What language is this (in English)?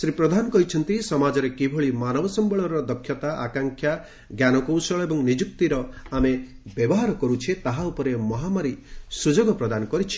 Odia